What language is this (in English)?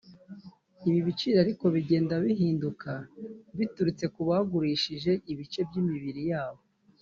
Kinyarwanda